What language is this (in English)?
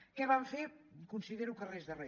Catalan